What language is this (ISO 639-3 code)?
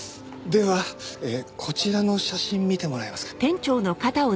jpn